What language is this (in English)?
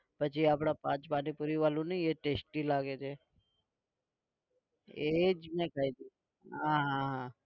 Gujarati